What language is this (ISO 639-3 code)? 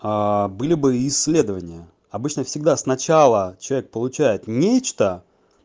rus